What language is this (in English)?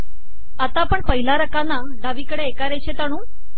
Marathi